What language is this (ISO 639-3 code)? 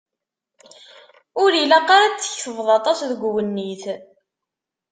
kab